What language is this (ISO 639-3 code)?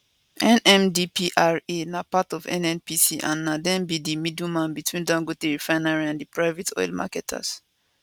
pcm